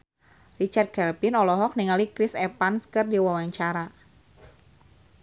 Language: Sundanese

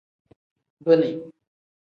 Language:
Tem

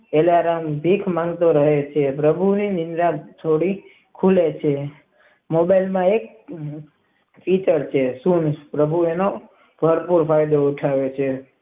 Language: Gujarati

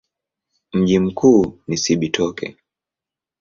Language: Swahili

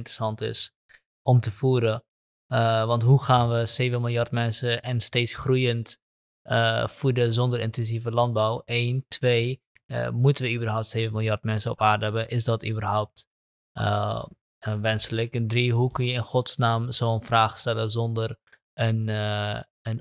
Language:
Dutch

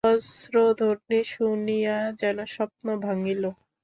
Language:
Bangla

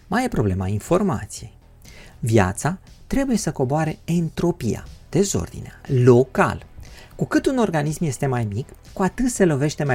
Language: Romanian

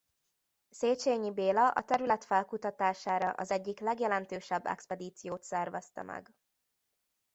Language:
Hungarian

